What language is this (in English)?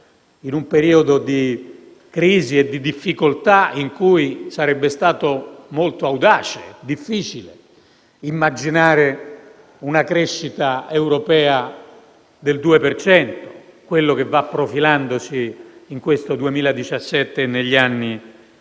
Italian